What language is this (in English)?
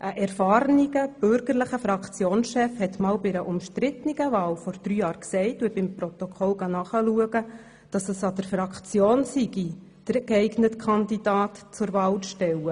Swiss German